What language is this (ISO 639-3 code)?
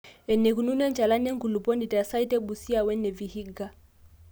mas